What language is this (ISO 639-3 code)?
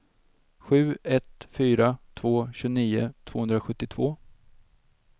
swe